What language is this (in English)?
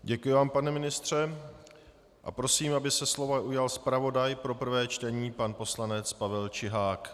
Czech